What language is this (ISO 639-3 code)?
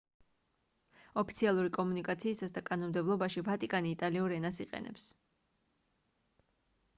kat